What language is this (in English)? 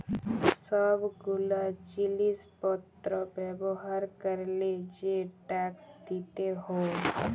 Bangla